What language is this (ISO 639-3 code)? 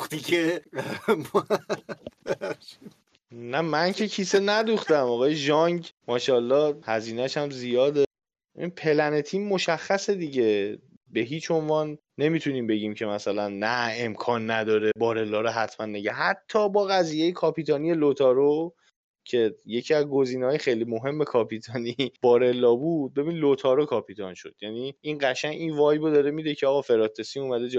fas